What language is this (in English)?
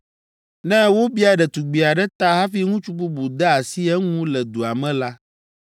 Ewe